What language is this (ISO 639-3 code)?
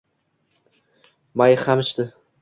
uzb